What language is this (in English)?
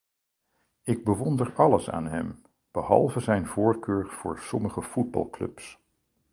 Dutch